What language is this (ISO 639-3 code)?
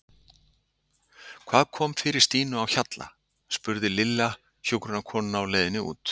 isl